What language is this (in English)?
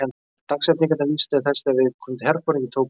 Icelandic